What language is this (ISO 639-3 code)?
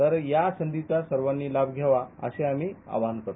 mar